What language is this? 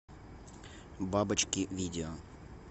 Russian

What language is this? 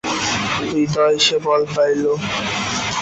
Bangla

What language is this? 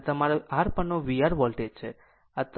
Gujarati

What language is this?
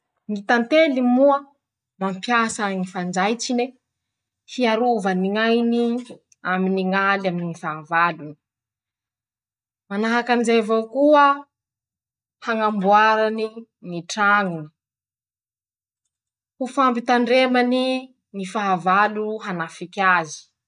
Masikoro Malagasy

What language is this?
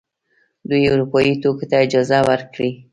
Pashto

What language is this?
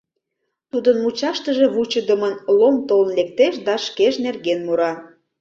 Mari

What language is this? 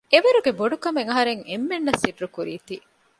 Divehi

